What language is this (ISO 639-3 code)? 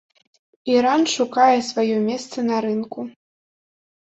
bel